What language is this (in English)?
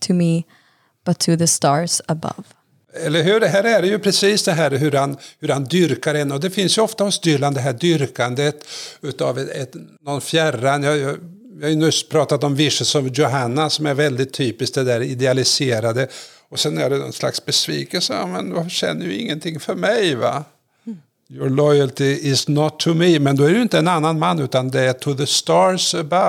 Swedish